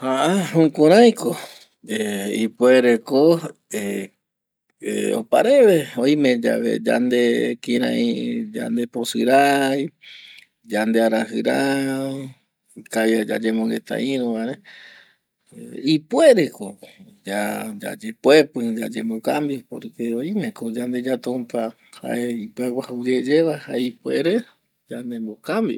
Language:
Eastern Bolivian Guaraní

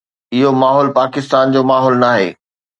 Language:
Sindhi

